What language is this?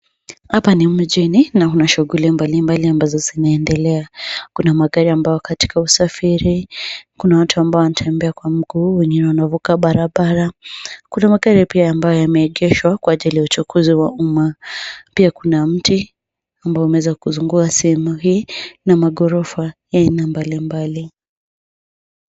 Swahili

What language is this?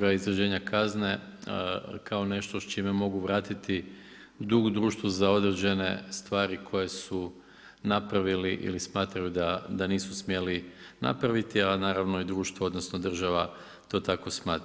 Croatian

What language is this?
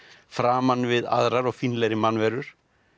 Icelandic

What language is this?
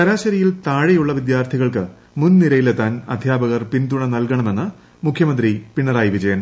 Malayalam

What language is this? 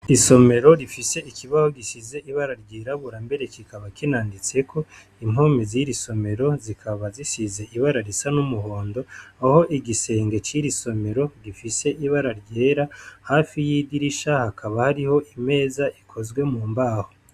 Rundi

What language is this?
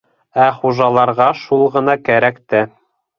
Bashkir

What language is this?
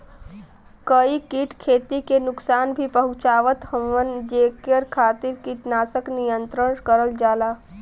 Bhojpuri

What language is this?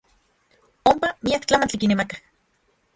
Central Puebla Nahuatl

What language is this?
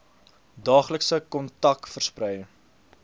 Afrikaans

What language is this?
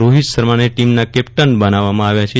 Gujarati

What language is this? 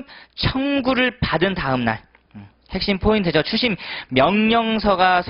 Korean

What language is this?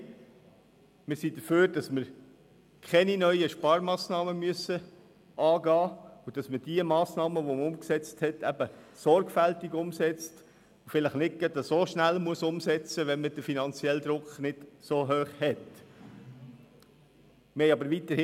Swiss German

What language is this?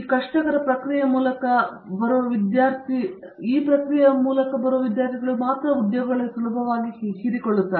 Kannada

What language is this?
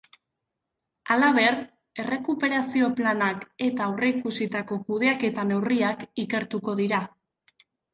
Basque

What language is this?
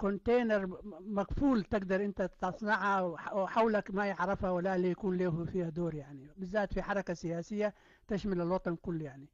Arabic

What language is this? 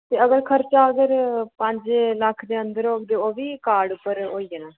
Dogri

